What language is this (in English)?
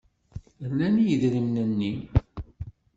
Kabyle